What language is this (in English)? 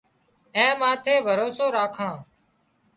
Wadiyara Koli